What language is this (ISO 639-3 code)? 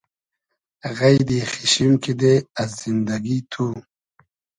haz